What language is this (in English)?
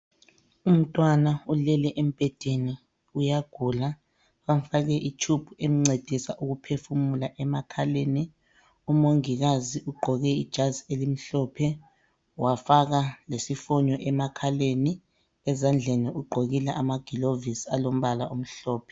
North Ndebele